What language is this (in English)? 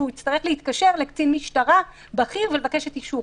Hebrew